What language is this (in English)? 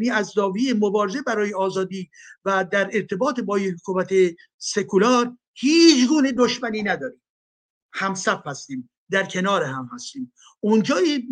Persian